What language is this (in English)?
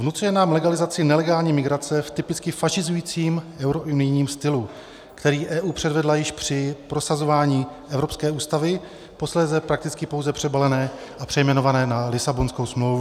Czech